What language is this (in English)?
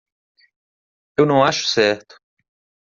Portuguese